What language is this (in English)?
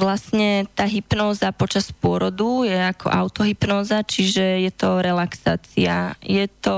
Slovak